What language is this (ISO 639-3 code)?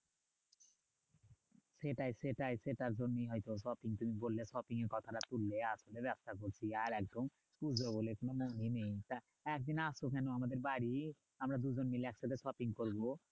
ben